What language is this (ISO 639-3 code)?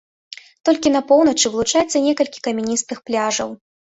bel